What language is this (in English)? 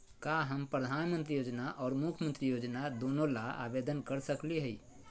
Magahi